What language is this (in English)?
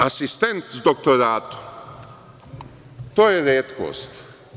Serbian